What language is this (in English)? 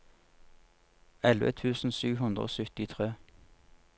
Norwegian